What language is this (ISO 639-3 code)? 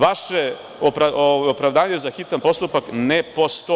srp